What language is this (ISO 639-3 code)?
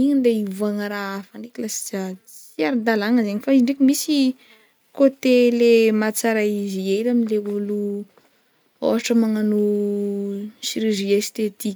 bmm